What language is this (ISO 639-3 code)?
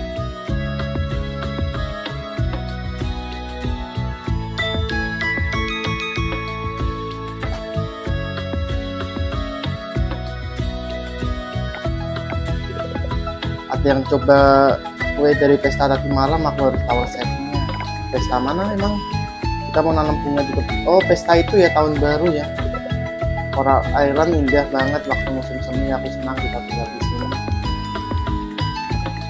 ind